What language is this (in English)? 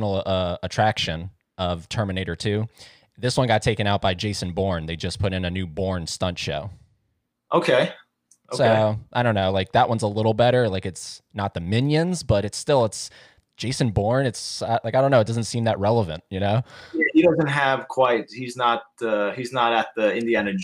English